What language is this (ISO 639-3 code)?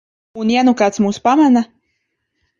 lav